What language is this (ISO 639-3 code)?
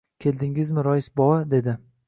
uzb